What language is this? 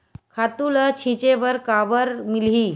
Chhattisgarhi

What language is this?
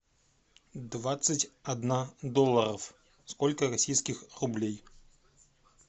Russian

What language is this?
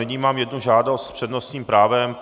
Czech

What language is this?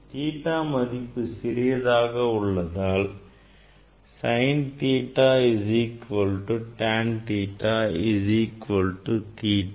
Tamil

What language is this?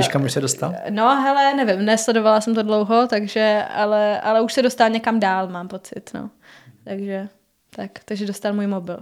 Czech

